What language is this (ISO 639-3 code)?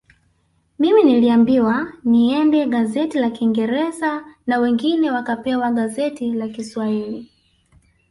swa